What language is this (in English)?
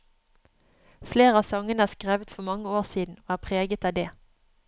Norwegian